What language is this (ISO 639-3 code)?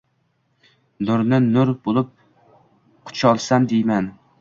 uzb